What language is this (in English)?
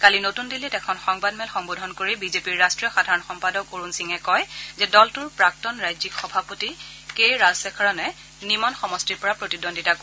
Assamese